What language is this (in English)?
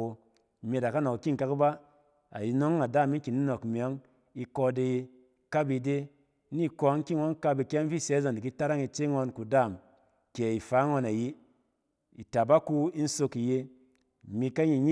Cen